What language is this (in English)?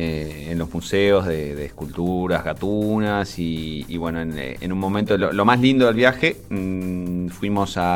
Spanish